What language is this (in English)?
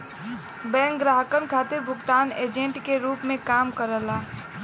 Bhojpuri